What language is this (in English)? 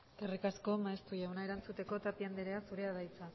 Basque